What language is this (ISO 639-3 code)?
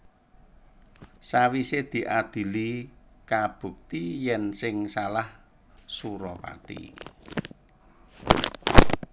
jav